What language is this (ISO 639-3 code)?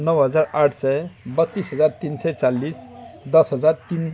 nep